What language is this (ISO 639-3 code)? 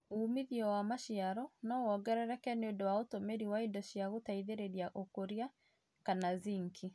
kik